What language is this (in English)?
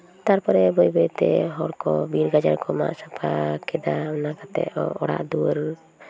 Santali